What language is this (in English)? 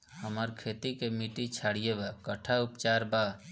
Bhojpuri